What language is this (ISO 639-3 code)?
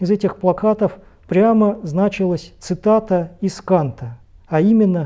rus